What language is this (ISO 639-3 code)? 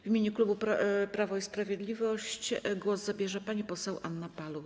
pol